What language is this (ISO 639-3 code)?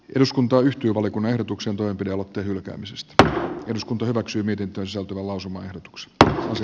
fin